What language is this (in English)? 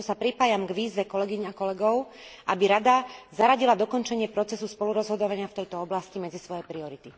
Slovak